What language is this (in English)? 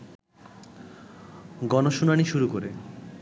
Bangla